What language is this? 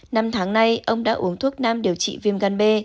Vietnamese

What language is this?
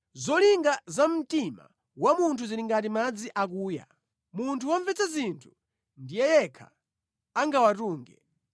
Nyanja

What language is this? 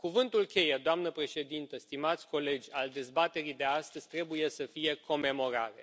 Romanian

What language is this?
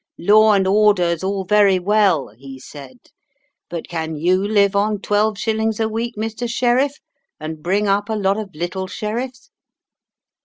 English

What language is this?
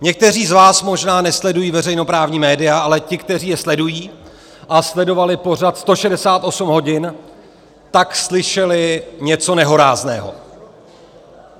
Czech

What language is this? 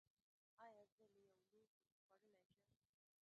Pashto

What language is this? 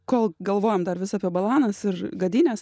Lithuanian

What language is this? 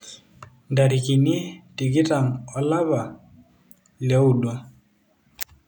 Masai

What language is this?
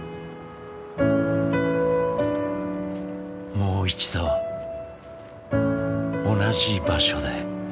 Japanese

